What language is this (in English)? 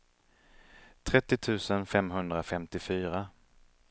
Swedish